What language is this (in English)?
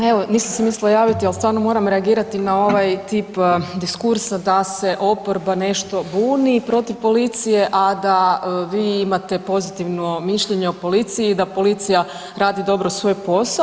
Croatian